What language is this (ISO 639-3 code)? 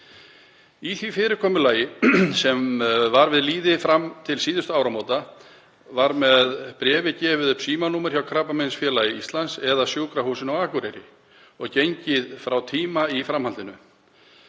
isl